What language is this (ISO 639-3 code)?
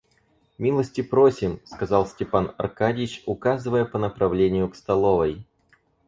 rus